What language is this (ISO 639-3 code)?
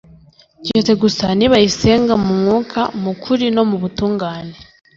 kin